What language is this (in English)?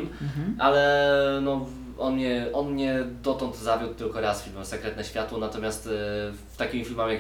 Polish